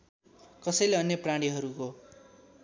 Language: Nepali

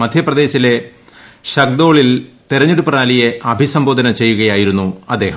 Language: Malayalam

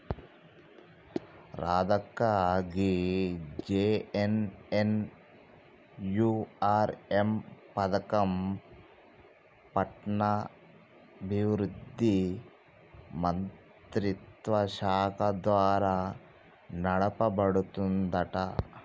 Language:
Telugu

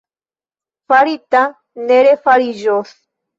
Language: Esperanto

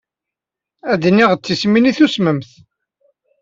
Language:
Kabyle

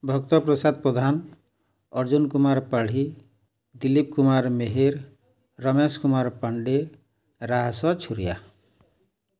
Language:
Odia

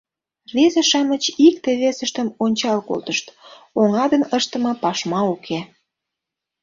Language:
Mari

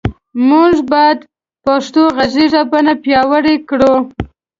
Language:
Pashto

